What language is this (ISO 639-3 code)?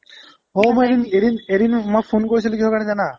asm